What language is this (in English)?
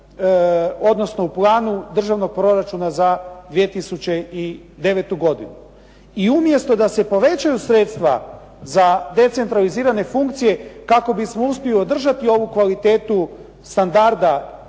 Croatian